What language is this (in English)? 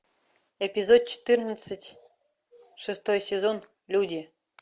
Russian